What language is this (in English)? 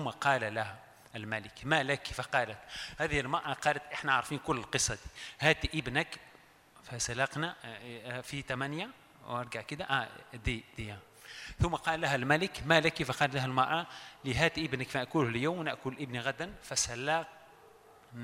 Arabic